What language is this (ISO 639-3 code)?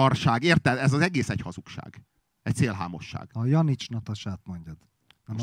hun